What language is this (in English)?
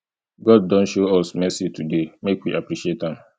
Nigerian Pidgin